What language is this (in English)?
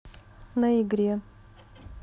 Russian